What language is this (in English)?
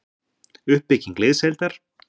Icelandic